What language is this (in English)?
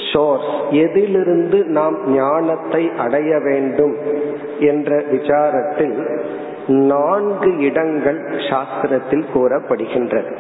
Tamil